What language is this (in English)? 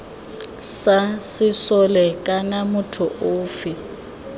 Tswana